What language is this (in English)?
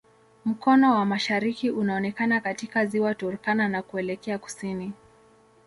Swahili